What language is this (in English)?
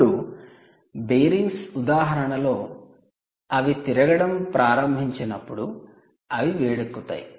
Telugu